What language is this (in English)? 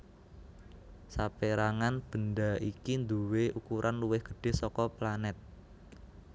Javanese